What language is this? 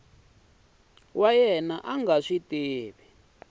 Tsonga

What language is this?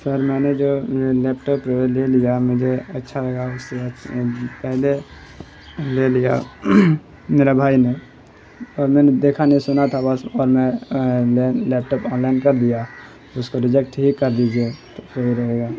Urdu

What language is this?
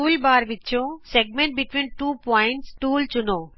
Punjabi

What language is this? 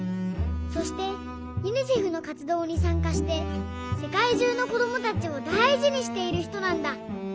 Japanese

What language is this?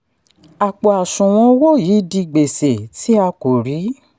Yoruba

